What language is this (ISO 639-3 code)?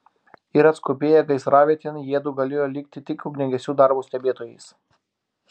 lit